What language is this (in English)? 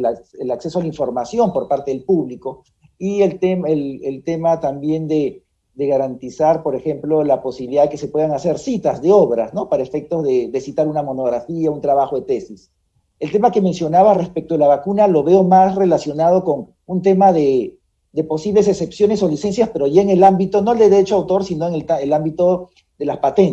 Spanish